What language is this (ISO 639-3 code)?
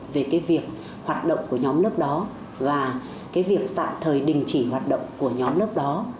vie